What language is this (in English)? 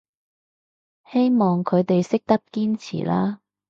Cantonese